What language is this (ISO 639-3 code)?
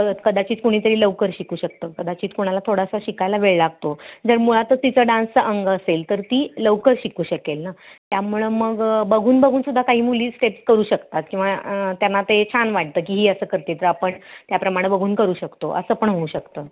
mar